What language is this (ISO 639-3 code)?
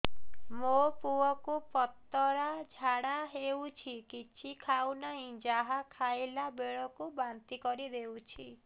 ori